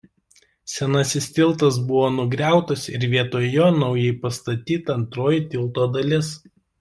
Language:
Lithuanian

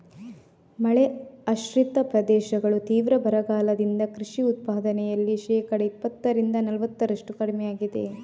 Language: Kannada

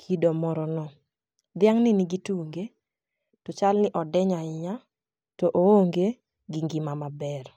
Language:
Luo (Kenya and Tanzania)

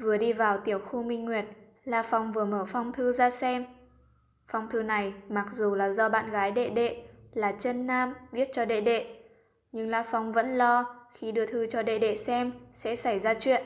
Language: Vietnamese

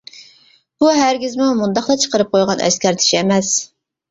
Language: Uyghur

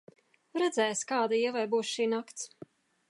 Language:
Latvian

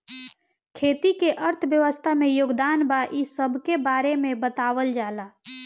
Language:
Bhojpuri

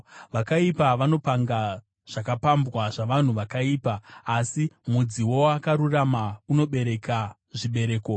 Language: Shona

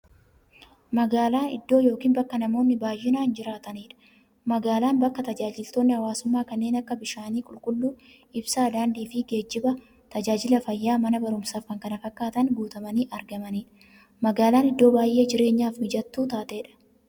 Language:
Oromo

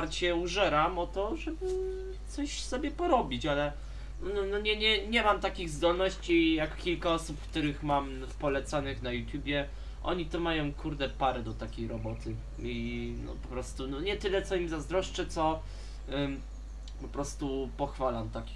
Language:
Polish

